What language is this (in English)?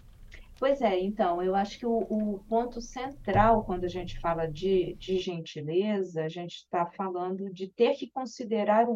Portuguese